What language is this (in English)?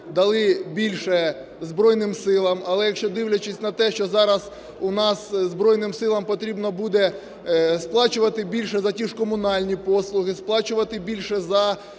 Ukrainian